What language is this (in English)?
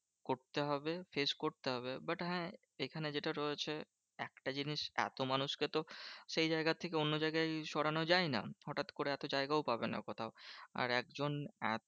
Bangla